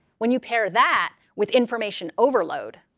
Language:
English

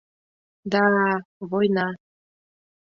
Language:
Mari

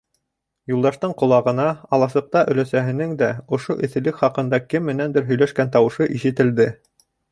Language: Bashkir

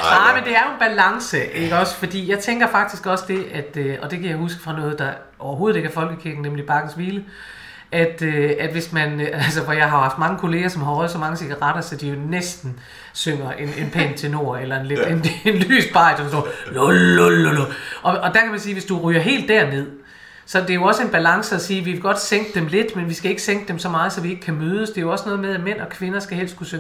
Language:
Danish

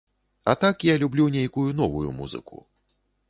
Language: Belarusian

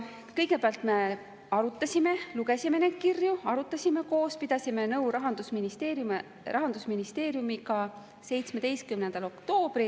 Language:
Estonian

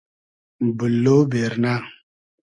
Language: Hazaragi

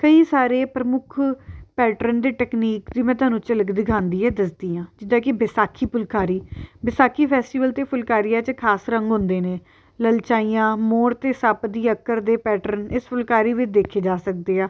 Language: Punjabi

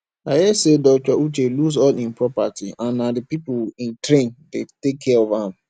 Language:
Nigerian Pidgin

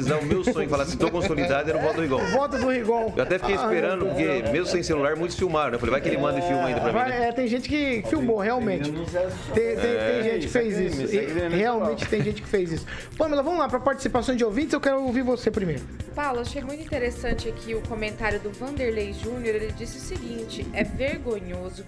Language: Portuguese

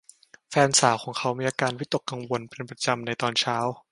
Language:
Thai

